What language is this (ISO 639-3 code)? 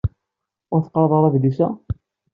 kab